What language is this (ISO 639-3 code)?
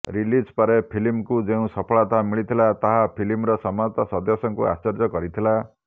ori